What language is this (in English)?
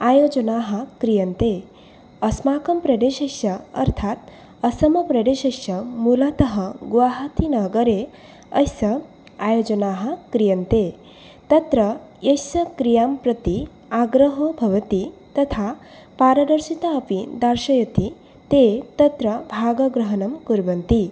Sanskrit